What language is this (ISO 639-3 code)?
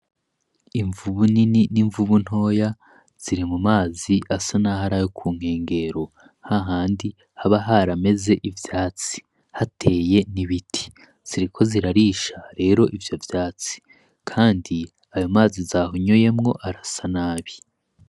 run